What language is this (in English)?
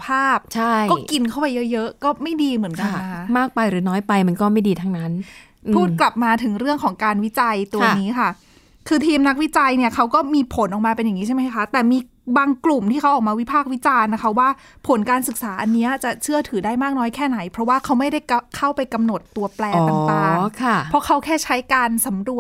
Thai